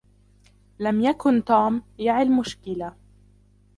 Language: Arabic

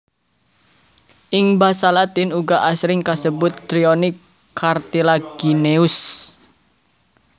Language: Javanese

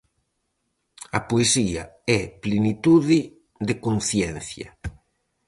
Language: Galician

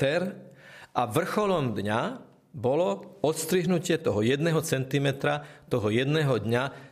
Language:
Slovak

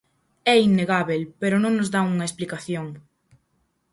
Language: Galician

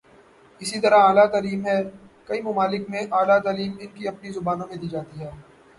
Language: Urdu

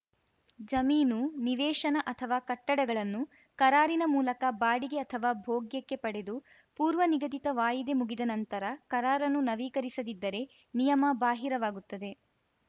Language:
Kannada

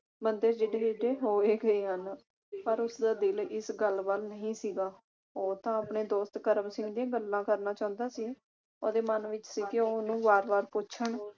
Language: Punjabi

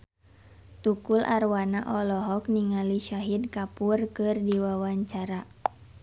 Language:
Sundanese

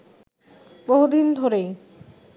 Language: Bangla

